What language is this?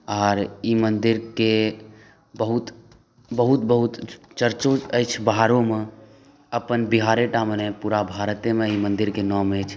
Maithili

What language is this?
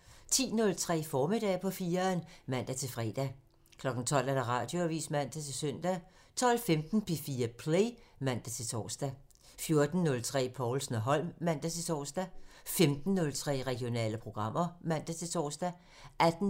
Danish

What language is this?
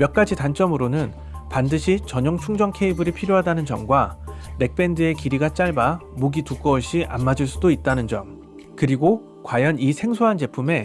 Korean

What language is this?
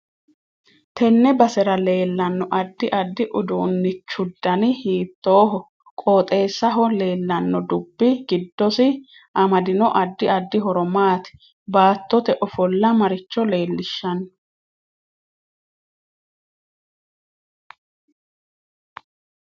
Sidamo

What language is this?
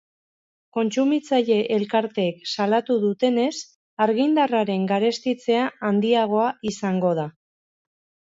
Basque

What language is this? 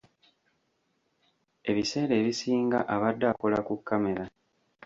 Ganda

